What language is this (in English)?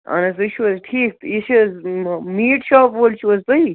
Kashmiri